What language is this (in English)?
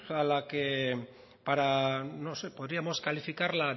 Spanish